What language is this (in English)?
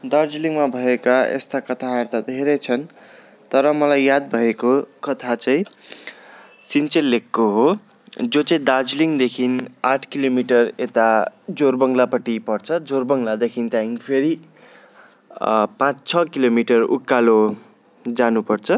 Nepali